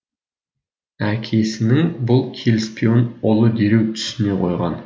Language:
Kazakh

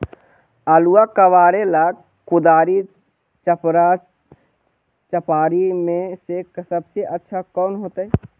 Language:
Magahi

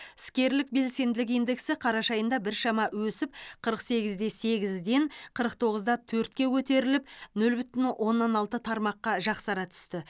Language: Kazakh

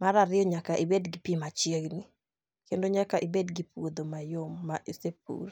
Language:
Luo (Kenya and Tanzania)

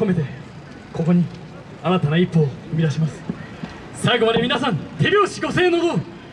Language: Japanese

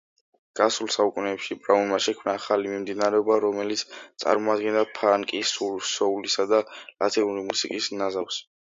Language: Georgian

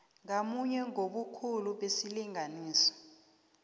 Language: South Ndebele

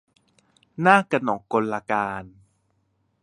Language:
Thai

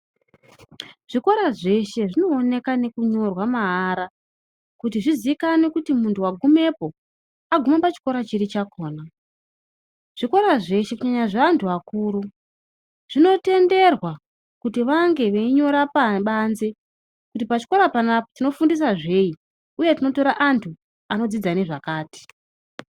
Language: Ndau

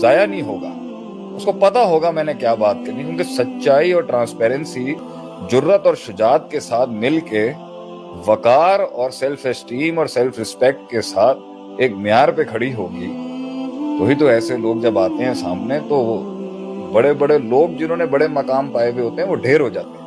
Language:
Urdu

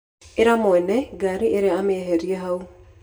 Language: Kikuyu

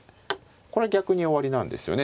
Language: Japanese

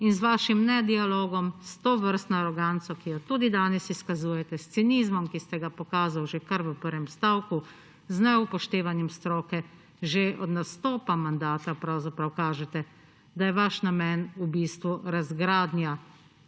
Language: Slovenian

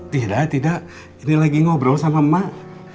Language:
Indonesian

